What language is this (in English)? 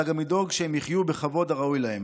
Hebrew